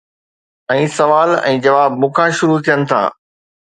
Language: Sindhi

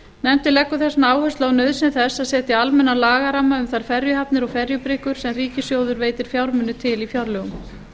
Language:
Icelandic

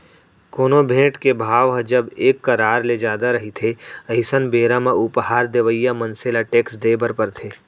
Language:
Chhattisgarhi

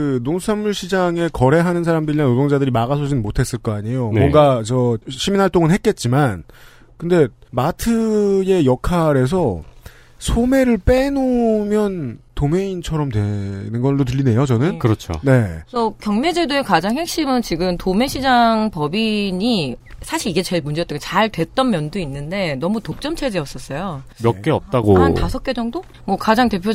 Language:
Korean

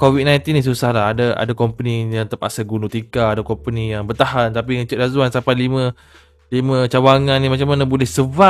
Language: Malay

